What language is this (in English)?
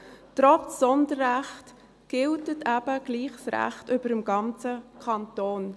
Swiss German